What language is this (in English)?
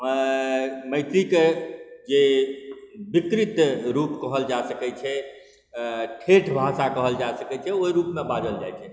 Maithili